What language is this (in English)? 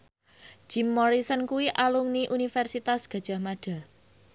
Javanese